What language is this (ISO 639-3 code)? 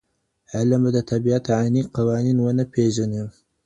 pus